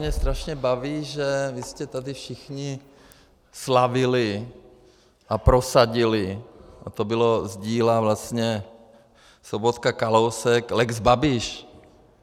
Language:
Czech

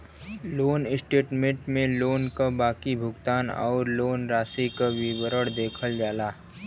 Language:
Bhojpuri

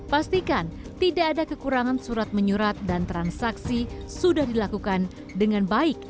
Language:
Indonesian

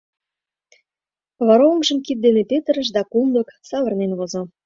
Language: Mari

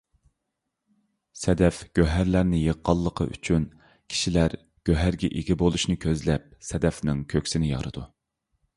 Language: Uyghur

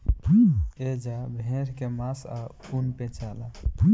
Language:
Bhojpuri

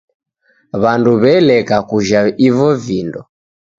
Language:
Taita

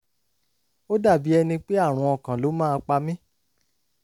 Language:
Yoruba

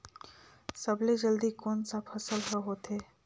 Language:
Chhattisgarhi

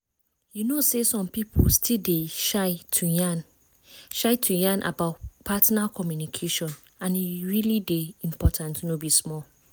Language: Nigerian Pidgin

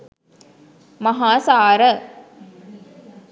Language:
Sinhala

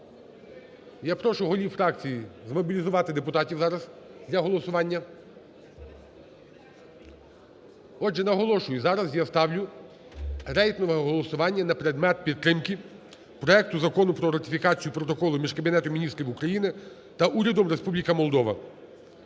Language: Ukrainian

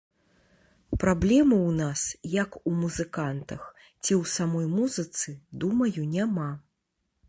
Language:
Belarusian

